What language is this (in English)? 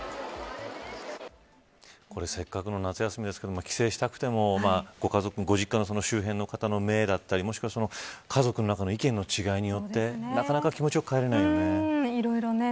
Japanese